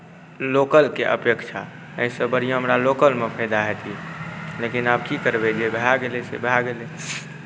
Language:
Maithili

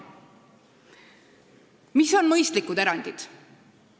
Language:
Estonian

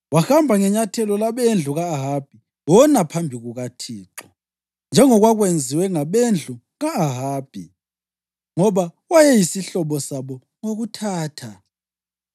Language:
North Ndebele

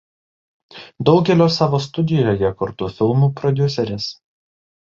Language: Lithuanian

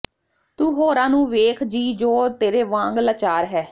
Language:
Punjabi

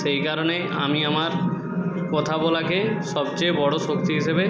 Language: Bangla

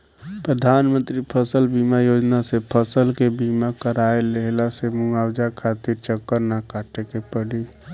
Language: Bhojpuri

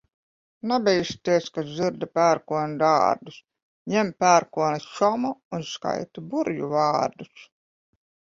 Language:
Latvian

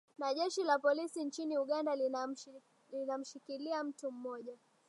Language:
Swahili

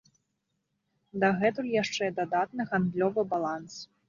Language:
Belarusian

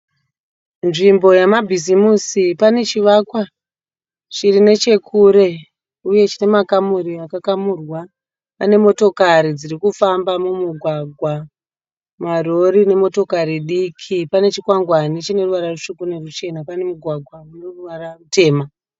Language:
Shona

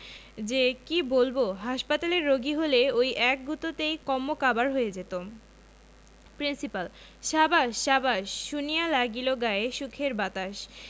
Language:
Bangla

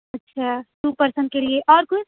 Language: Urdu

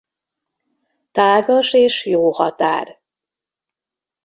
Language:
Hungarian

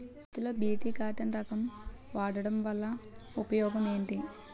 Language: Telugu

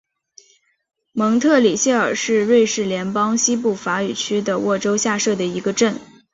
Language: Chinese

